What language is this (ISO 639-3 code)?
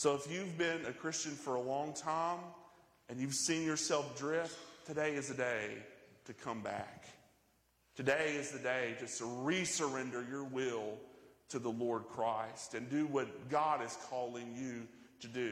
eng